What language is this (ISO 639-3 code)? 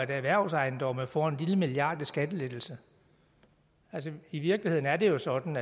dan